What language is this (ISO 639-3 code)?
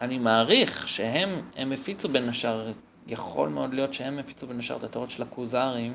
heb